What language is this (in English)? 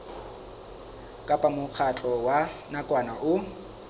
Southern Sotho